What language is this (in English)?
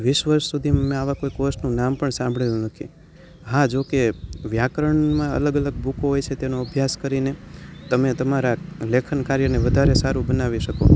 Gujarati